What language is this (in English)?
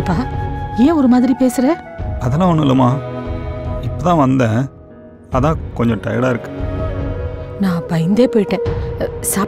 Korean